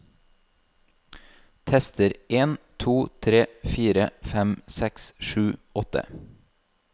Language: Norwegian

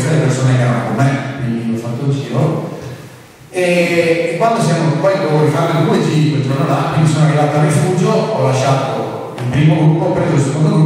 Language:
Italian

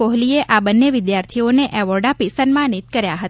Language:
Gujarati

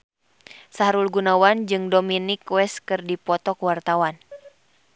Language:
Sundanese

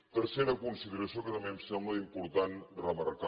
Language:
Catalan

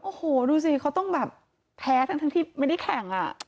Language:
Thai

